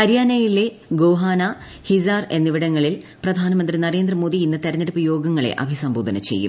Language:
Malayalam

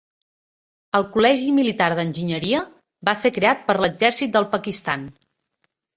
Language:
Catalan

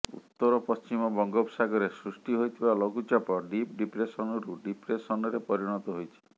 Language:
Odia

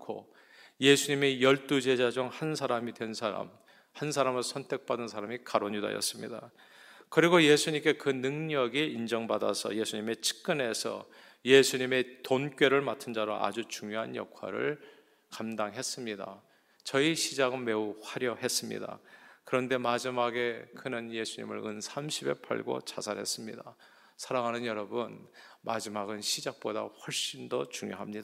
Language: Korean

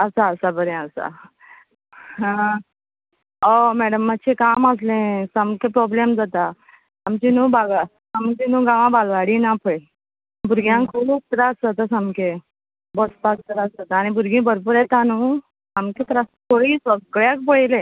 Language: Konkani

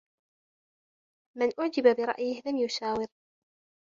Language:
Arabic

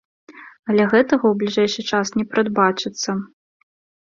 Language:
Belarusian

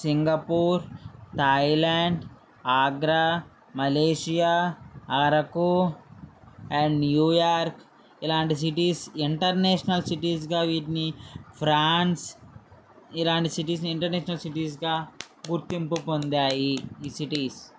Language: Telugu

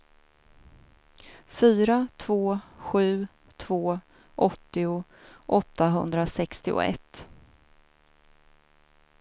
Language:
Swedish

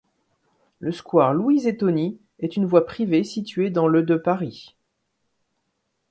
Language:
French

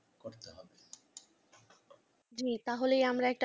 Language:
Bangla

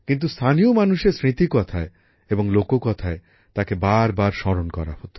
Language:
Bangla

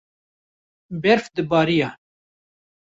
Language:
Kurdish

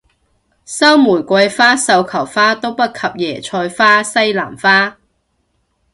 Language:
Cantonese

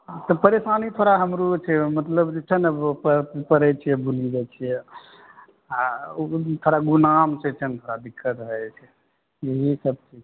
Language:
Maithili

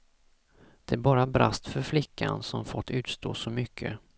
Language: Swedish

